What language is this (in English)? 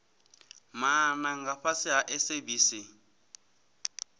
Venda